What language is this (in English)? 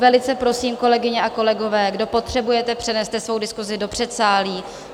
Czech